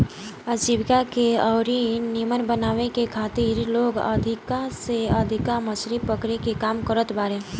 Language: Bhojpuri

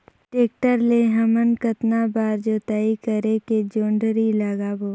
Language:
Chhattisgarhi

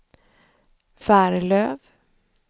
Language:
Swedish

